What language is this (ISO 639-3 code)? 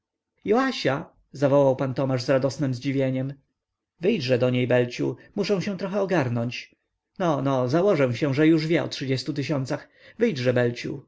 pol